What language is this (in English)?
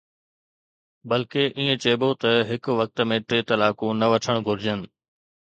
Sindhi